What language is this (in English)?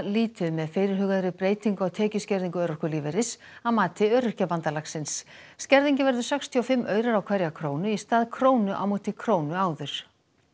Icelandic